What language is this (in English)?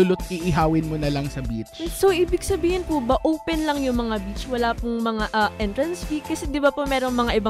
Filipino